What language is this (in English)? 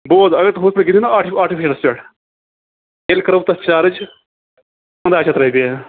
Kashmiri